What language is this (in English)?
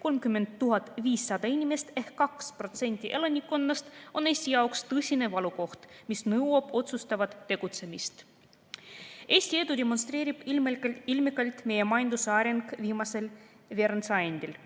Estonian